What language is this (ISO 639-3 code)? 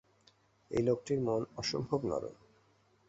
ben